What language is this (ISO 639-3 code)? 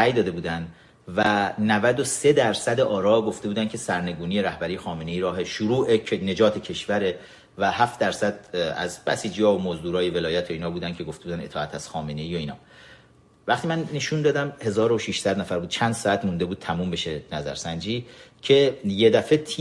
fas